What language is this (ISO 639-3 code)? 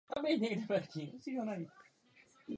ces